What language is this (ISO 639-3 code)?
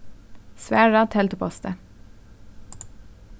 fao